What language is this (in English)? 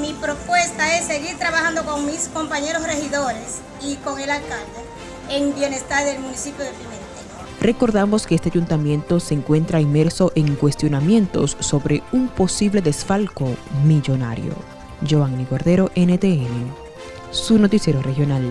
Spanish